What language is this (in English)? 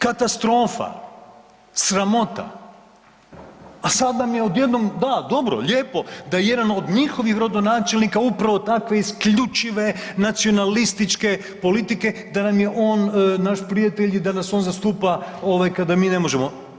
Croatian